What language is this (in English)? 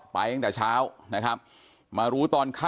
Thai